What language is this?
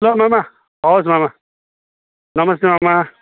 Nepali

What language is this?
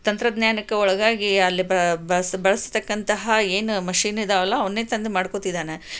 Kannada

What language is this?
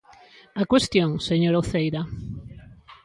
Galician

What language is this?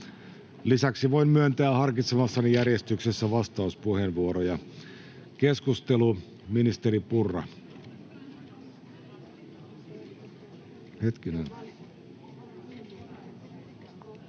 Finnish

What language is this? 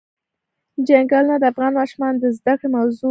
Pashto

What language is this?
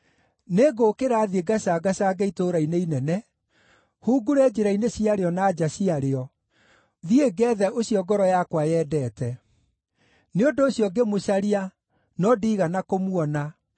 Kikuyu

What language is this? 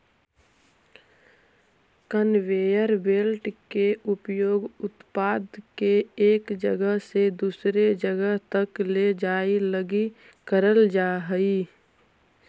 Magahi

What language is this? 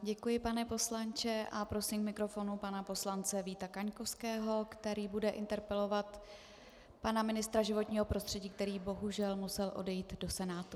Czech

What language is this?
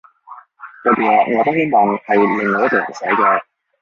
Cantonese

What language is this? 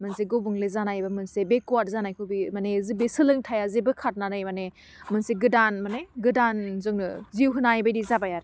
Bodo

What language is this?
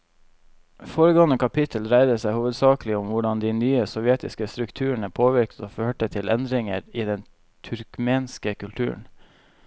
Norwegian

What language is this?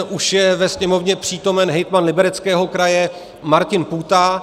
Czech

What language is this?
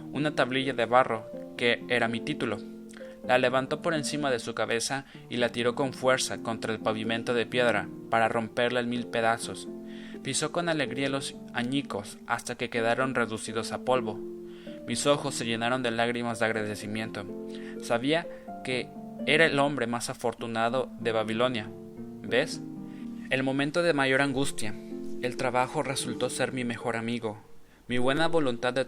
Spanish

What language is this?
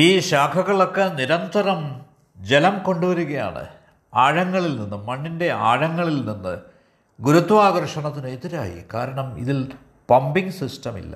Malayalam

